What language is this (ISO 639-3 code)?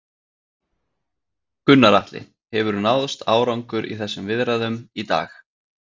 isl